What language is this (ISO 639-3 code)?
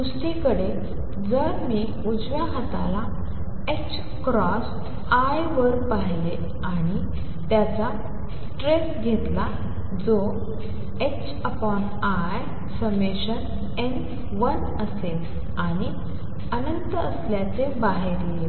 mar